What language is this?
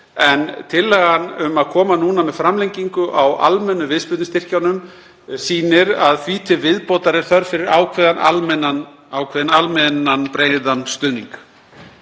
Icelandic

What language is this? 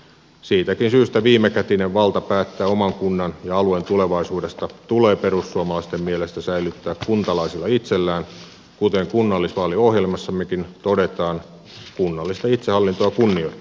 Finnish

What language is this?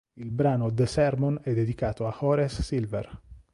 Italian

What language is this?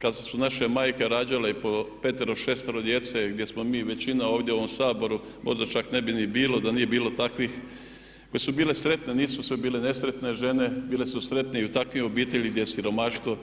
Croatian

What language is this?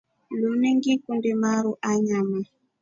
Rombo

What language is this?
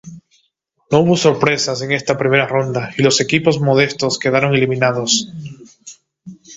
Spanish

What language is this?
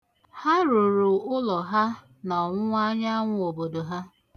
Igbo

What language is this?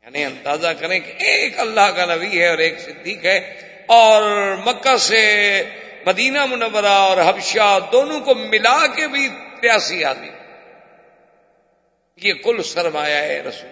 Urdu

